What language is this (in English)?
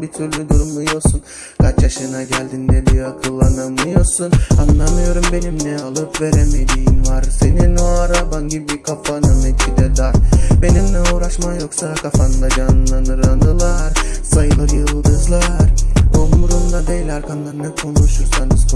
Turkish